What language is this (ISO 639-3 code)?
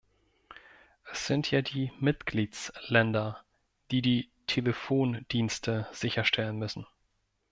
deu